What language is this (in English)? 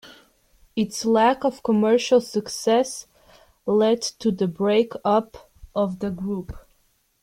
English